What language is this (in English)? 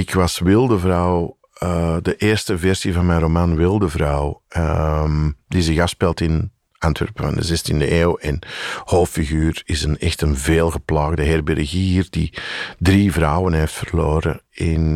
Dutch